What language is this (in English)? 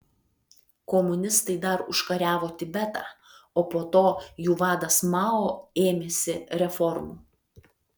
Lithuanian